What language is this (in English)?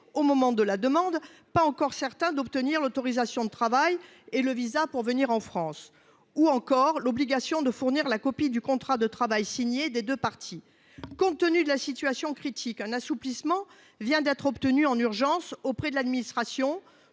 French